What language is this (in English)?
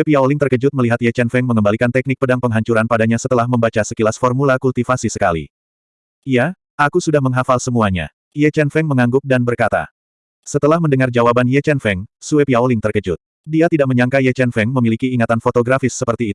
Indonesian